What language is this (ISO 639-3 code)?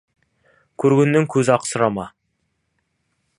kaz